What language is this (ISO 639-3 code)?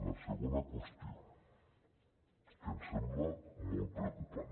cat